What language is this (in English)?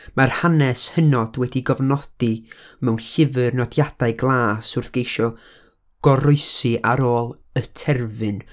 Welsh